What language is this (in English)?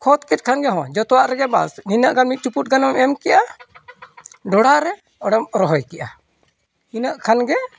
Santali